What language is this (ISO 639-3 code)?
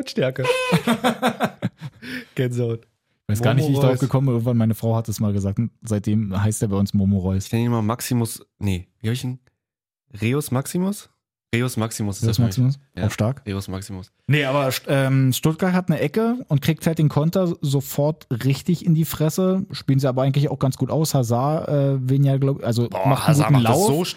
deu